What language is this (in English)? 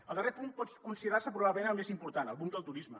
Catalan